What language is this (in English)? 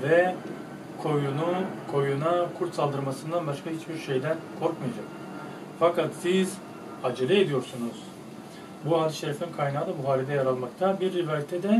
Turkish